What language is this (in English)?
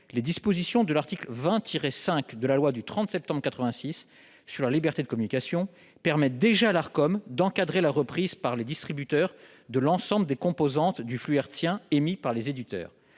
French